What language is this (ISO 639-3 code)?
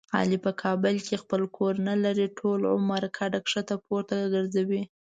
pus